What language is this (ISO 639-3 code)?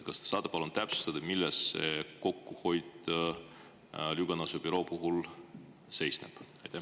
est